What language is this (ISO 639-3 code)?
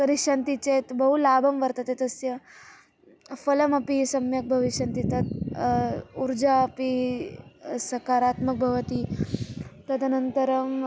san